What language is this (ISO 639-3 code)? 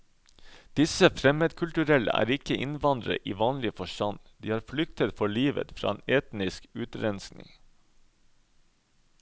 nor